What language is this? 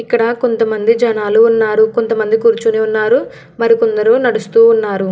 Telugu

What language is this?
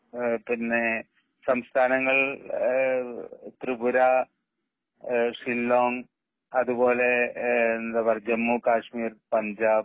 Malayalam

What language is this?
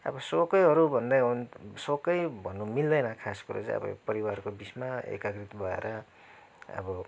Nepali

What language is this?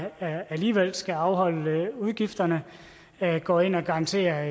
Danish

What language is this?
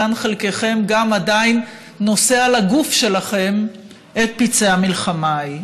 Hebrew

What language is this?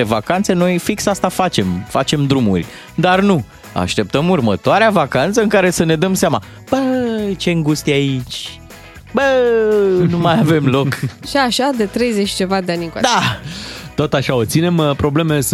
Romanian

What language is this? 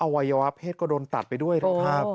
Thai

